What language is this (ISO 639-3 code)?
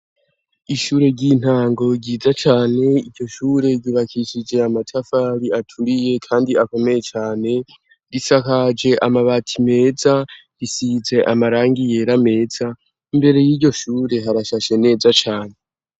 run